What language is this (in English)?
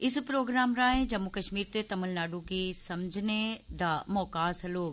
Dogri